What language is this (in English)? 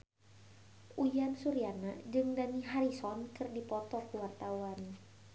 Sundanese